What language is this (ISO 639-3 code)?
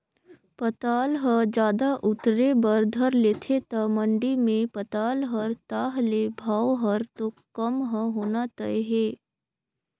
hne